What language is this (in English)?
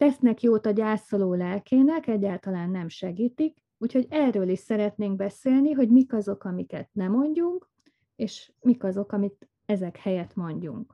Hungarian